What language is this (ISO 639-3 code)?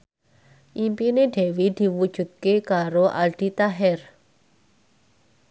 jav